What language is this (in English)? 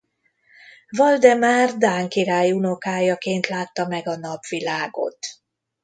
Hungarian